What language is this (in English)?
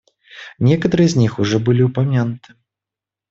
Russian